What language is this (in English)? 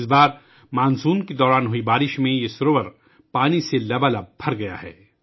Urdu